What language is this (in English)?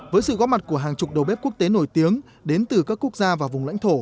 Vietnamese